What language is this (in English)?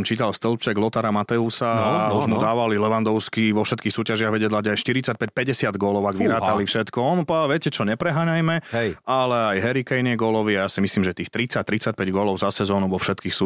Slovak